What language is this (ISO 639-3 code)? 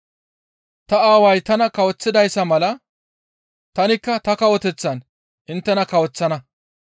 gmv